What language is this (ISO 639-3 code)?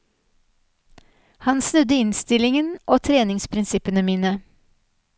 nor